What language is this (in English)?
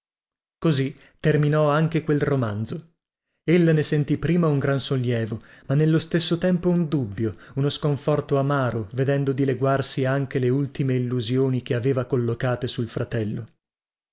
Italian